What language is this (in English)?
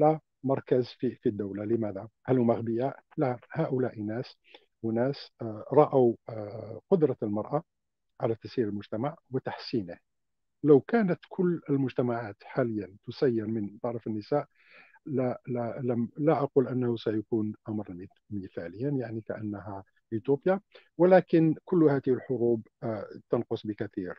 Arabic